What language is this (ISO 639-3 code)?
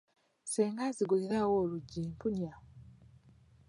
lug